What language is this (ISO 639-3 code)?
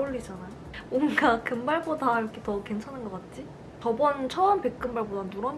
kor